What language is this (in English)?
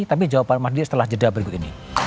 Indonesian